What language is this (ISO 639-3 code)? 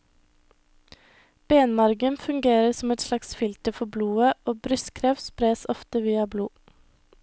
nor